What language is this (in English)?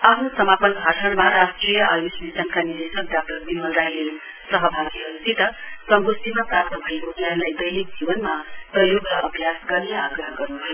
Nepali